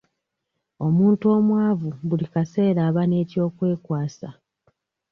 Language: Ganda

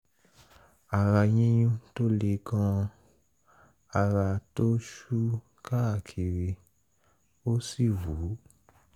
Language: Yoruba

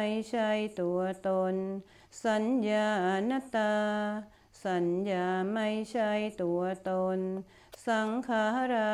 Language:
Thai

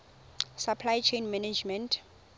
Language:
Tswana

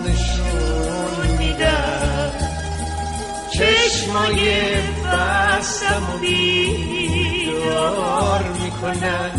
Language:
Persian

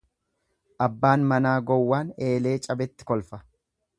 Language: Oromo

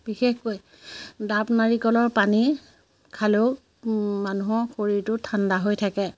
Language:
Assamese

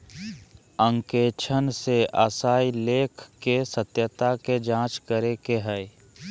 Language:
Magahi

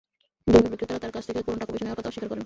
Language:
Bangla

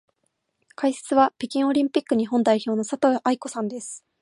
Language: Japanese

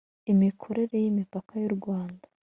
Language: Kinyarwanda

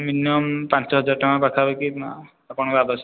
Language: Odia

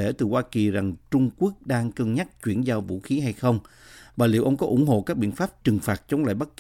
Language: Vietnamese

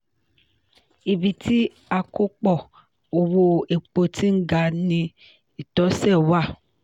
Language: Yoruba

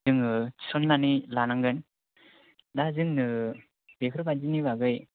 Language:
Bodo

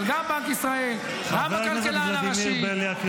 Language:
Hebrew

